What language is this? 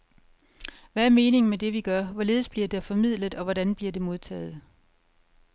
Danish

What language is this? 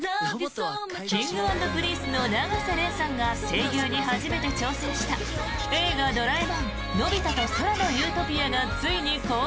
Japanese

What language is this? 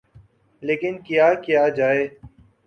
Urdu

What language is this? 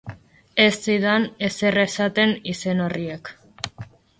Basque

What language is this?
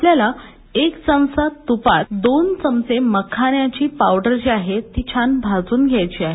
Marathi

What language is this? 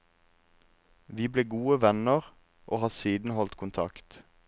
Norwegian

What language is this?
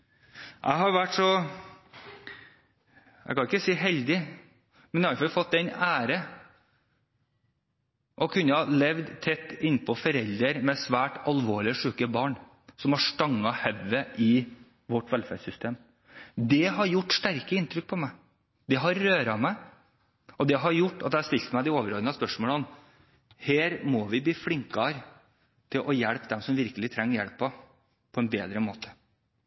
Norwegian Bokmål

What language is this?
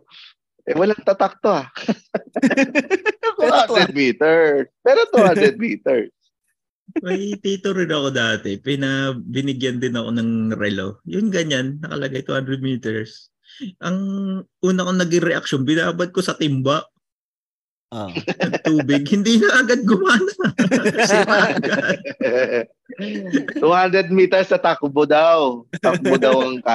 Filipino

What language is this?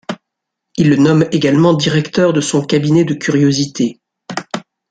French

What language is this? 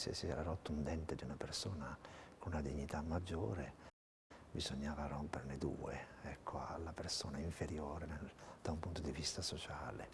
Italian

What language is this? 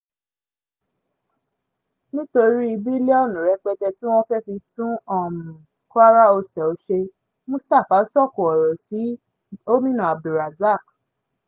Yoruba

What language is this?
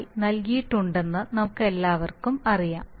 Malayalam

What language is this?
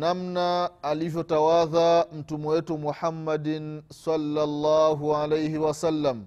Swahili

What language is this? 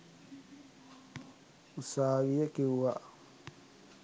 Sinhala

